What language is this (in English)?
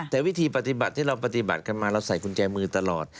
Thai